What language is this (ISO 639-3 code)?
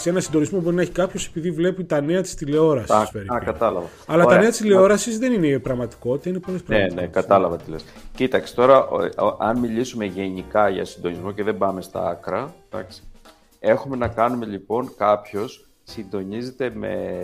ell